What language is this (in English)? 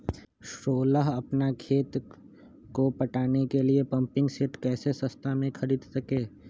Magahi